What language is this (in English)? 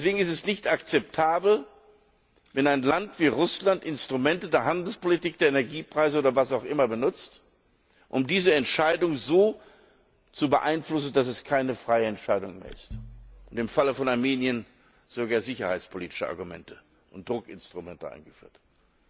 German